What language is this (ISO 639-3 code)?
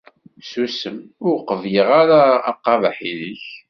kab